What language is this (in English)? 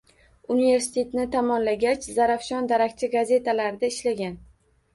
Uzbek